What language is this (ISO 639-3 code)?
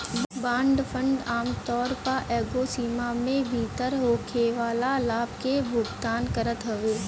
bho